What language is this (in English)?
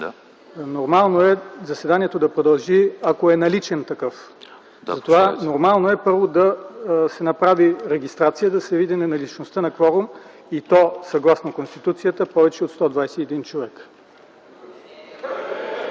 Bulgarian